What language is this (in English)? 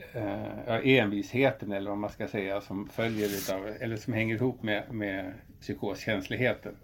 Swedish